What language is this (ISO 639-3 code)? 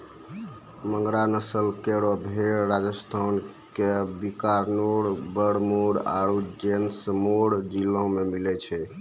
mai